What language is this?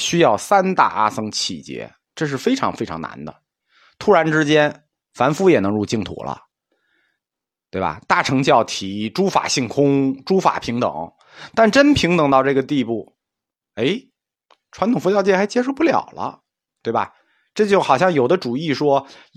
Chinese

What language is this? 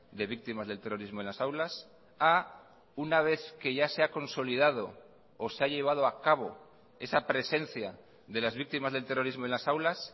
Spanish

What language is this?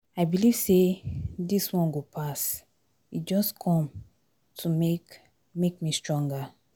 Nigerian Pidgin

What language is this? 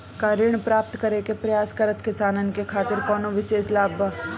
Bhojpuri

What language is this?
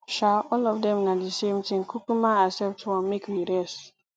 Nigerian Pidgin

